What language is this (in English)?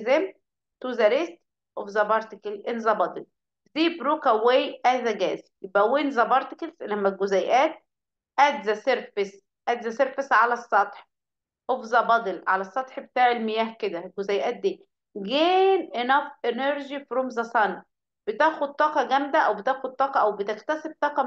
Arabic